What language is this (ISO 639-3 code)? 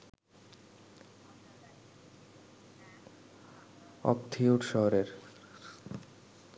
ben